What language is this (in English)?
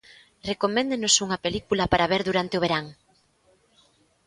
Galician